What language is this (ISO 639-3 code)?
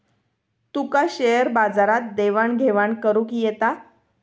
mar